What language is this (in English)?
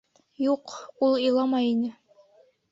Bashkir